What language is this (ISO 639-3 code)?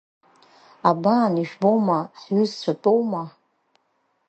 abk